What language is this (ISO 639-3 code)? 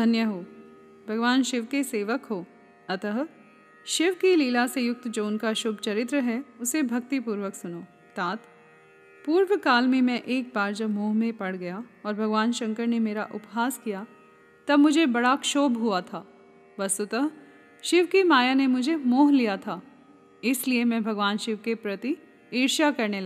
hin